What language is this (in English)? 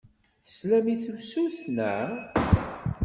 Kabyle